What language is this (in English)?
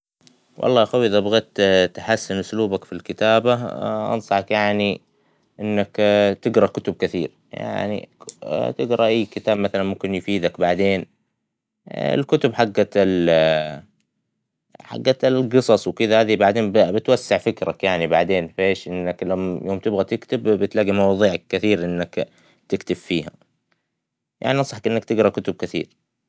Hijazi Arabic